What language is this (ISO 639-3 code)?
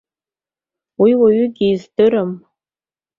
abk